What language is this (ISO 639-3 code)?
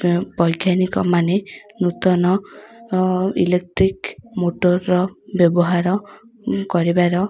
ori